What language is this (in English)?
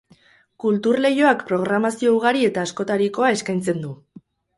Basque